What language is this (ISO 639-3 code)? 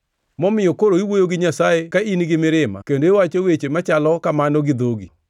luo